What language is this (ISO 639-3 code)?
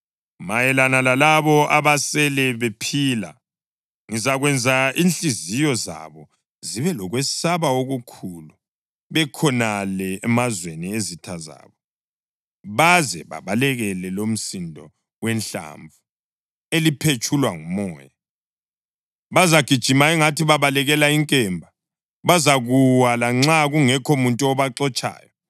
nde